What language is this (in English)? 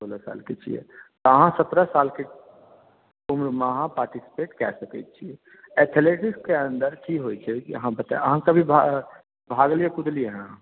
Maithili